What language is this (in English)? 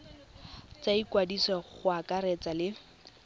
Tswana